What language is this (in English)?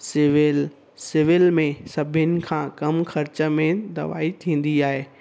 Sindhi